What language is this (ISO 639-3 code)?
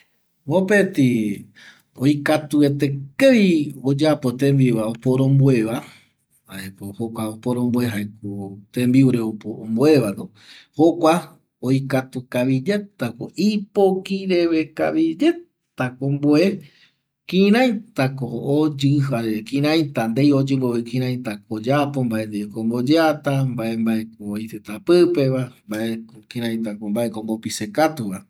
gui